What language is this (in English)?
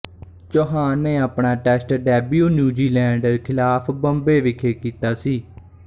Punjabi